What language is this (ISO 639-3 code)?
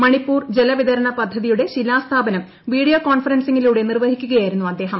mal